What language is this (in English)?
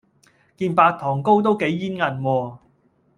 Cantonese